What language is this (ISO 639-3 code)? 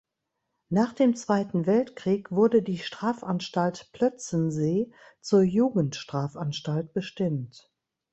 deu